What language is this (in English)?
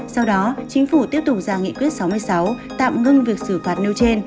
Vietnamese